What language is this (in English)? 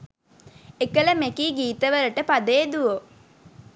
Sinhala